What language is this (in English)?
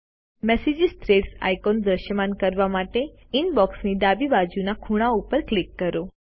Gujarati